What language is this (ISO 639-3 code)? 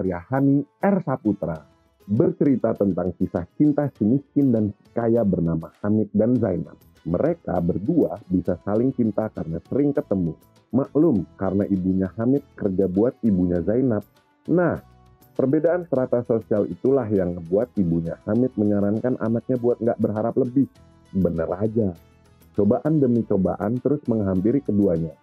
ind